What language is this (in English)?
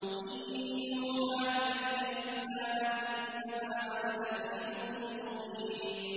Arabic